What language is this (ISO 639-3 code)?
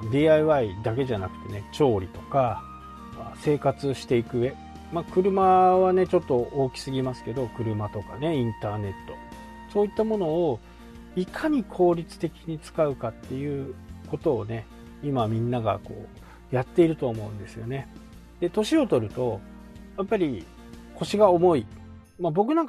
jpn